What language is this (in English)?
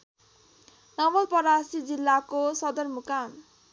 Nepali